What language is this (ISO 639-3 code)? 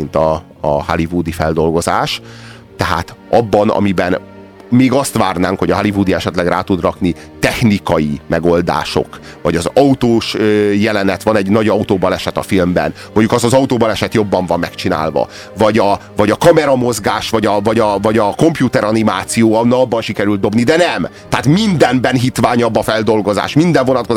hun